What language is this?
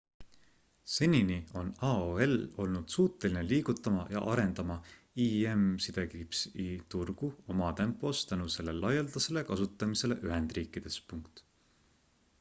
Estonian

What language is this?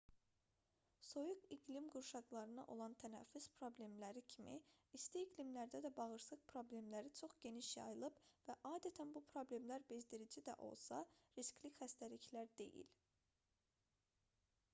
Azerbaijani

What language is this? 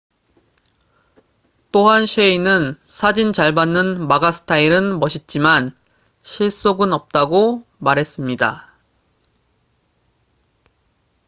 Korean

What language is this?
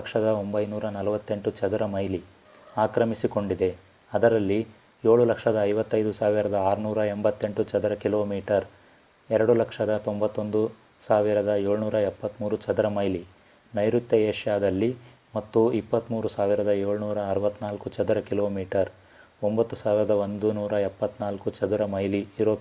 Kannada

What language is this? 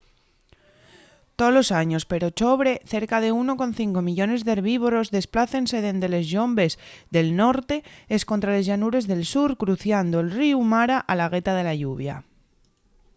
Asturian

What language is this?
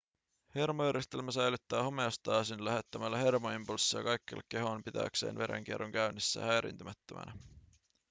Finnish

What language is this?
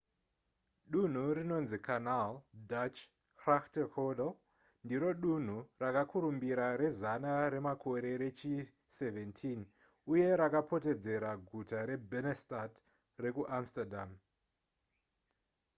Shona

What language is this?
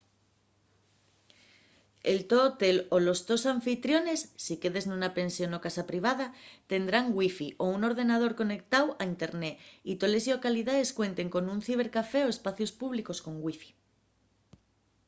Asturian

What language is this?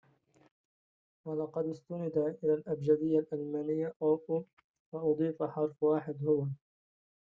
Arabic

